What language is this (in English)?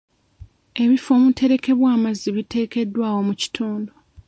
Ganda